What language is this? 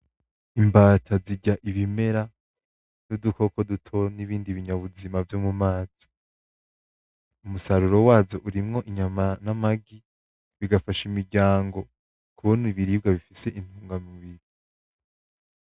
Rundi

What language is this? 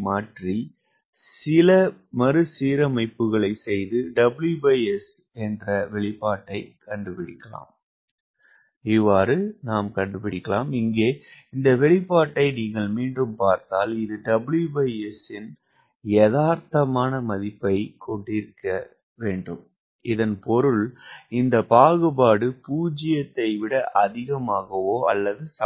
Tamil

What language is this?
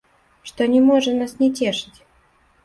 Belarusian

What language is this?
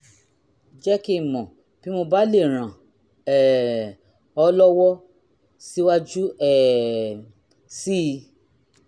Yoruba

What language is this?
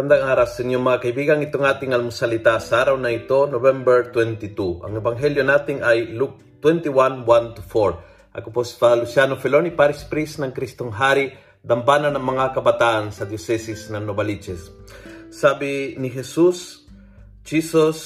Filipino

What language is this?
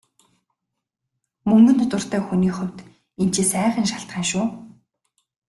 Mongolian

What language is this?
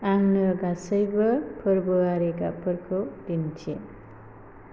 Bodo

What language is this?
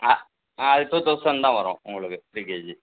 Tamil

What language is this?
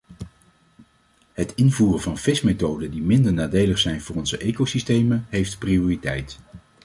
Dutch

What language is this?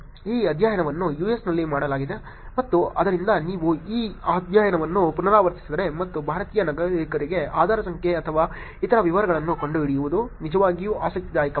Kannada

